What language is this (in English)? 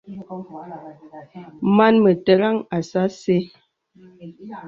Bebele